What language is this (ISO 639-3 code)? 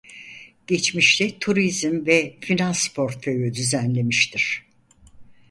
tur